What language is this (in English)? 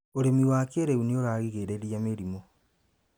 Kikuyu